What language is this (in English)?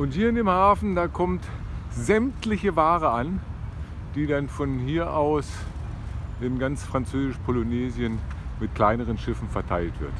German